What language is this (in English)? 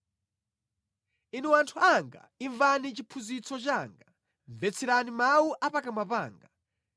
Nyanja